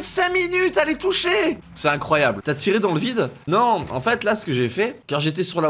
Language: French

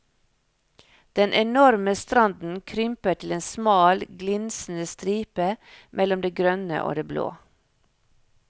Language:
Norwegian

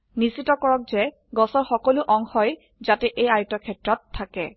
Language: Assamese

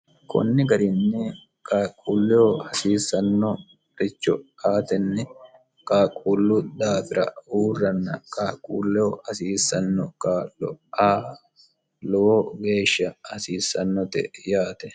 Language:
Sidamo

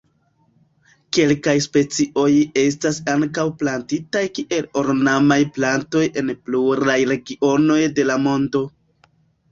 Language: Esperanto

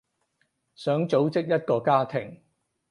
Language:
Cantonese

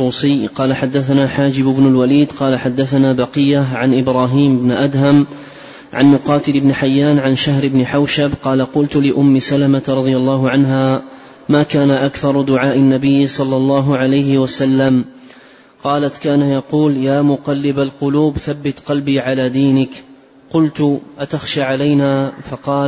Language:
Arabic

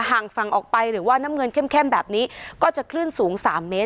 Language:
Thai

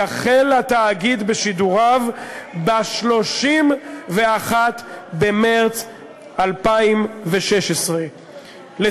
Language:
Hebrew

